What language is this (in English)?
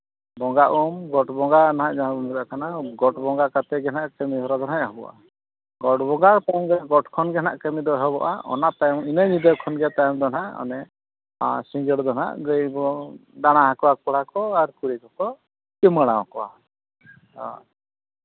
Santali